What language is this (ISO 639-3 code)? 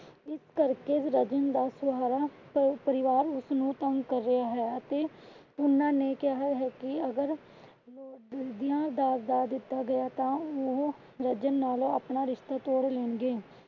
pan